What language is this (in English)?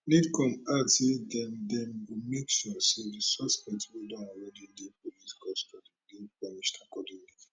Nigerian Pidgin